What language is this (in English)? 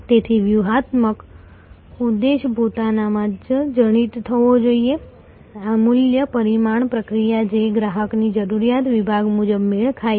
Gujarati